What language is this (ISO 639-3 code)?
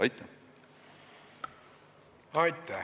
est